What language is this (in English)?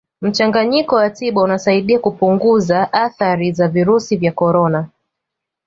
Swahili